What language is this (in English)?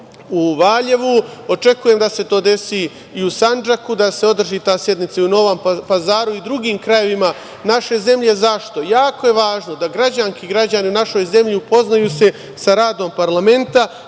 Serbian